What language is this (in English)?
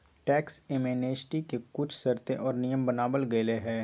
Magahi